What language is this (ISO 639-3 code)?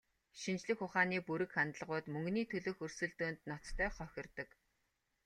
mon